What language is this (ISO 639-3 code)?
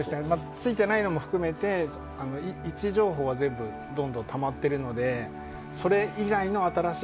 jpn